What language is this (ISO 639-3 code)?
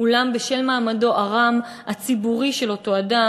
heb